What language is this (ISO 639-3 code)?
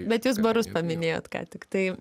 lit